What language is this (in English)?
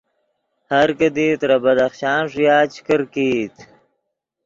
Yidgha